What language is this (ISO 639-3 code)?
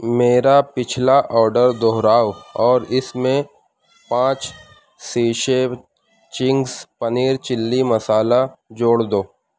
urd